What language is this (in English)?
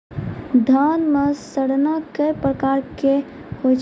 Maithili